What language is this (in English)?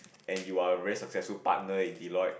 English